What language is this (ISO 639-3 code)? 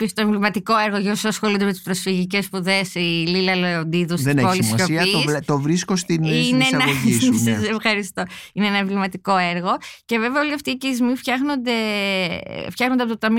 ell